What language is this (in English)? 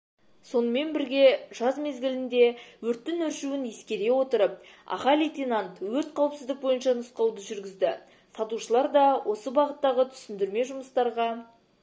Kazakh